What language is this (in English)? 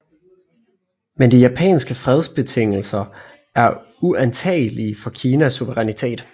Danish